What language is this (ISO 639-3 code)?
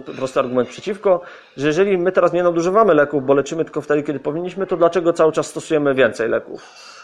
pol